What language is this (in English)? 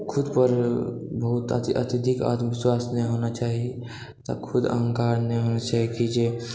Maithili